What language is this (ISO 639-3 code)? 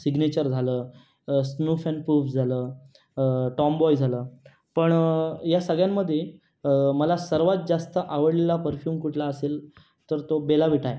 mar